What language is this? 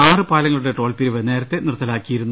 Malayalam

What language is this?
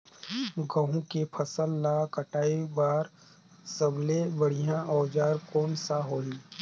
Chhattisgarhi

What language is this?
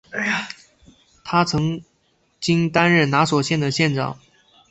Chinese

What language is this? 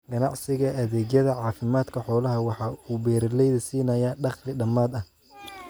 Somali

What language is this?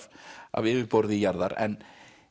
Icelandic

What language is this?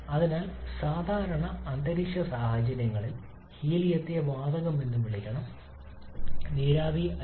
Malayalam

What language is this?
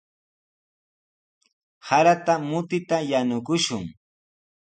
Sihuas Ancash Quechua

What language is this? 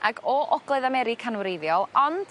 Welsh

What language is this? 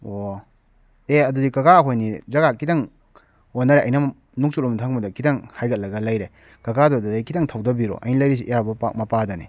Manipuri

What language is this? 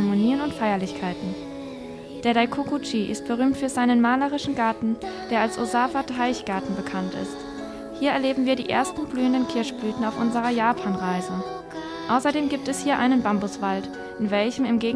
German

